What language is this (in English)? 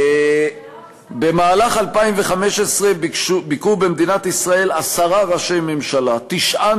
Hebrew